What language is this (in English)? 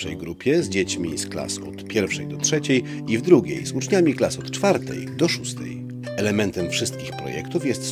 Polish